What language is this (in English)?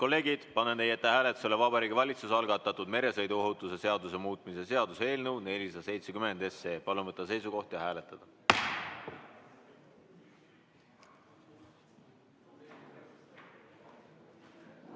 Estonian